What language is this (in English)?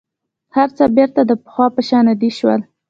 Pashto